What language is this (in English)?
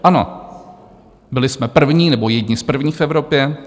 Czech